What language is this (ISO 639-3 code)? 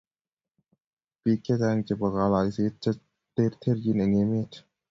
kln